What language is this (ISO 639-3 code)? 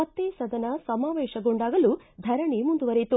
kan